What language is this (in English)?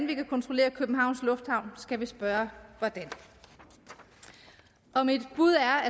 Danish